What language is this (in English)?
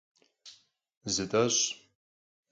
Kabardian